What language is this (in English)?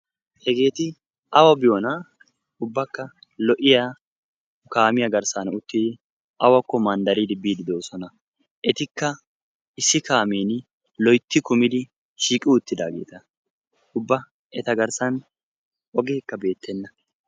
Wolaytta